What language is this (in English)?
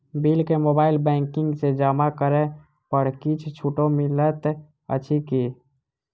Maithili